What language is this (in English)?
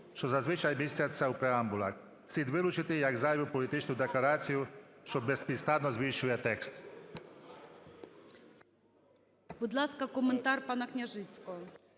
Ukrainian